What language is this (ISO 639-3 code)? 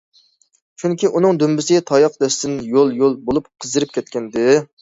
uig